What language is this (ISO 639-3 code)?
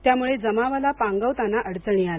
mar